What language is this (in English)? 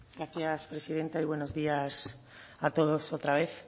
Spanish